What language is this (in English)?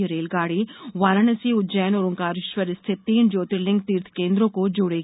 Hindi